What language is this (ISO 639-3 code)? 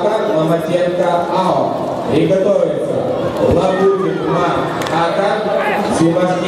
rus